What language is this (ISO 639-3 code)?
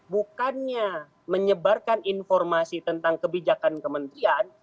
ind